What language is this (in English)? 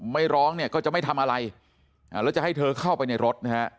Thai